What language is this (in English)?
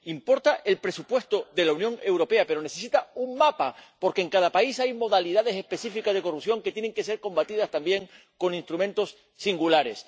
Spanish